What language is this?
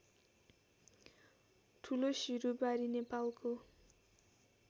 Nepali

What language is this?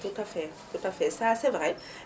Wolof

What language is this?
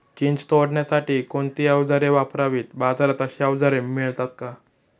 Marathi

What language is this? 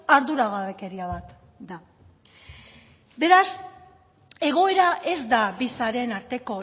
Basque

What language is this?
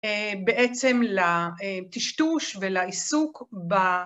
Hebrew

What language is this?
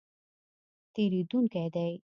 Pashto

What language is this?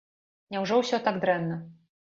Belarusian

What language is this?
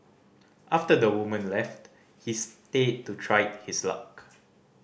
English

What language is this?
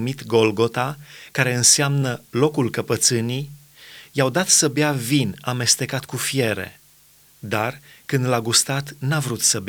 Romanian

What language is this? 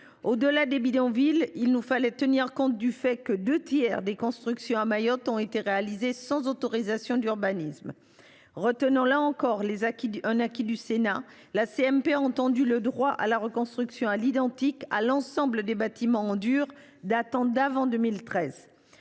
French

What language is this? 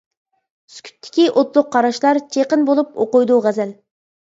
Uyghur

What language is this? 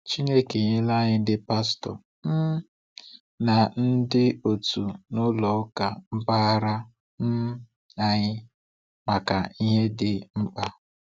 Igbo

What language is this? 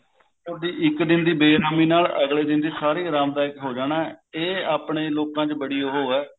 Punjabi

